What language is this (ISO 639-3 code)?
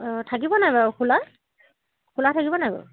asm